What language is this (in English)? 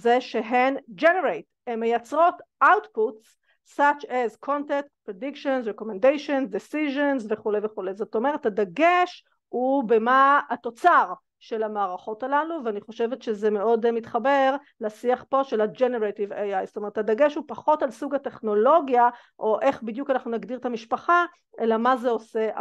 Hebrew